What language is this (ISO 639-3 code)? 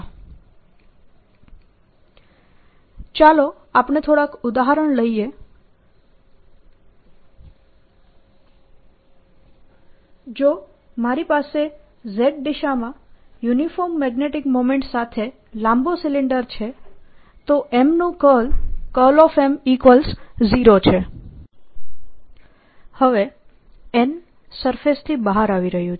guj